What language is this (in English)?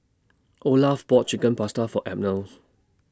English